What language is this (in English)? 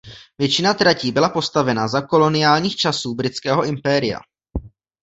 Czech